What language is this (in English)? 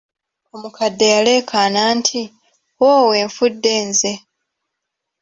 Ganda